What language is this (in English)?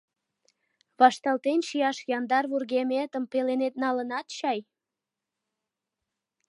Mari